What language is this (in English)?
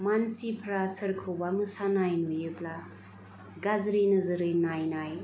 Bodo